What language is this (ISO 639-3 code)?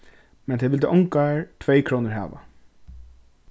fao